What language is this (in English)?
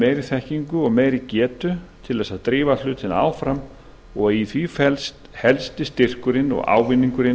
Icelandic